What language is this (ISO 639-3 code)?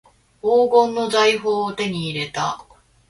jpn